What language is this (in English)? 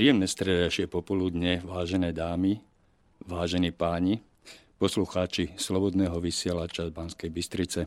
Slovak